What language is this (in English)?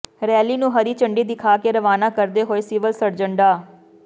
Punjabi